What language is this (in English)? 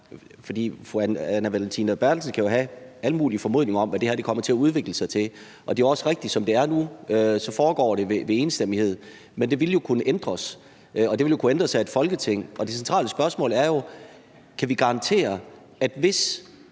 Danish